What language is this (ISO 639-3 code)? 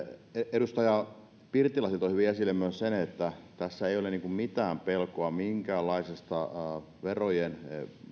fin